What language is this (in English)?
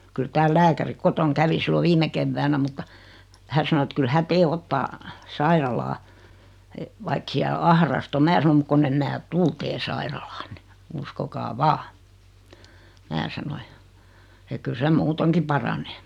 Finnish